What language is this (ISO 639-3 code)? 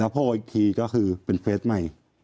tha